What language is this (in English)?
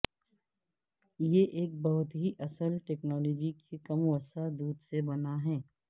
Urdu